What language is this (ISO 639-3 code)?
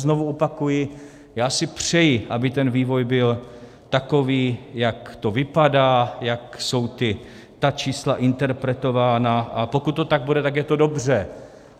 ces